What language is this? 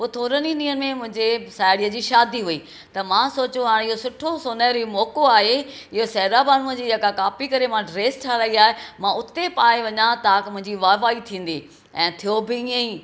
Sindhi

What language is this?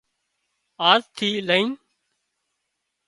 Wadiyara Koli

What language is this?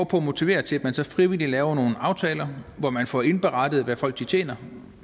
Danish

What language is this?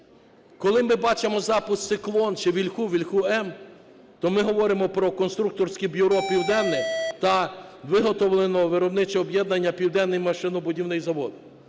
Ukrainian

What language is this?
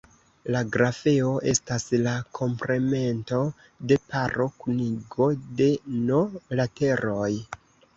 Esperanto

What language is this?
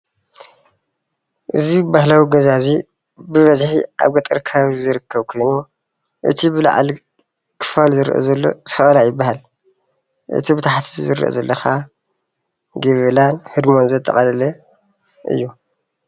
Tigrinya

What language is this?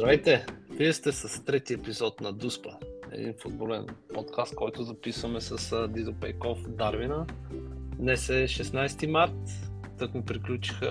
Bulgarian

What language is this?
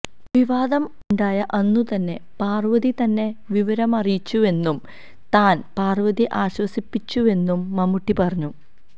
Malayalam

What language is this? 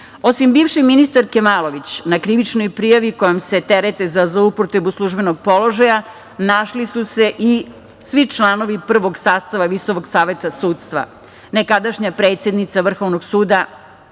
Serbian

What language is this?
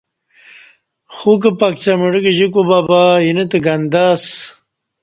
Kati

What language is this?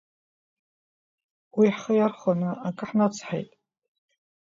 Abkhazian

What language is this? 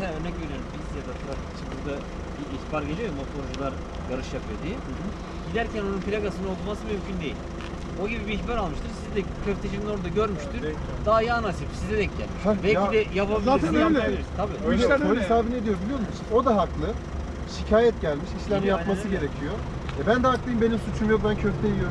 Turkish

